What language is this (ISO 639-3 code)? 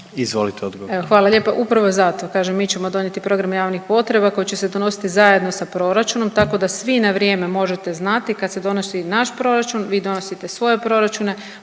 hrv